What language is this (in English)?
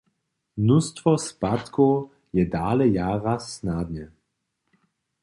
Upper Sorbian